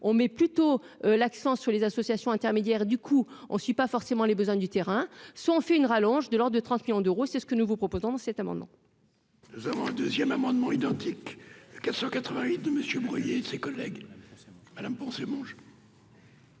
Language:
French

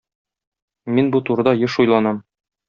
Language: Tatar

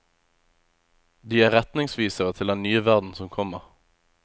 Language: Norwegian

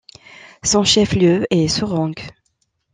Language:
French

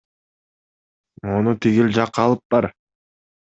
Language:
Kyrgyz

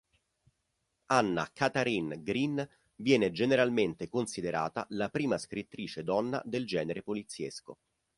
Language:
Italian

